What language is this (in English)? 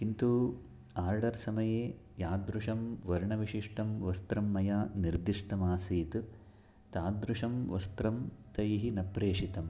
Sanskrit